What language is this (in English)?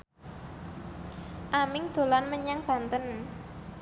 Javanese